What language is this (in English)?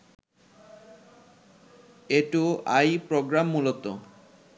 Bangla